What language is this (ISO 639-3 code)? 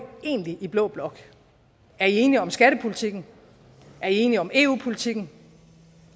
dan